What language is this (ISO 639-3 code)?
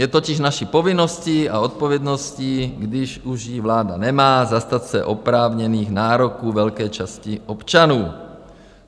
ces